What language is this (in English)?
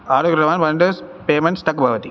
Sanskrit